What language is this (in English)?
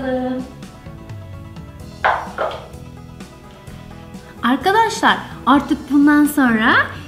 Turkish